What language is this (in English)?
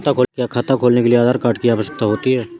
Hindi